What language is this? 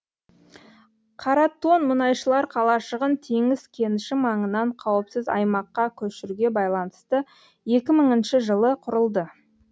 Kazakh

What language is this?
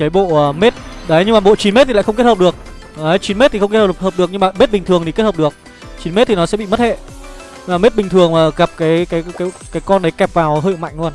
Vietnamese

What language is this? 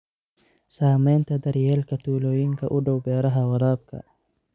Somali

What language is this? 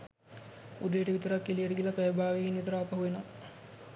Sinhala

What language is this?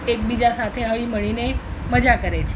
Gujarati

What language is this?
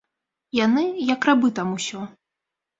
Belarusian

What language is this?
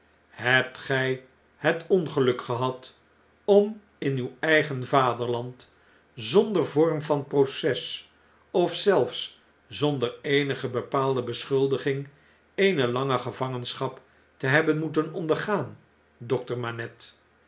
Dutch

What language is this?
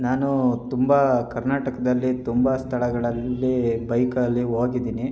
Kannada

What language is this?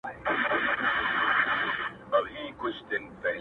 Pashto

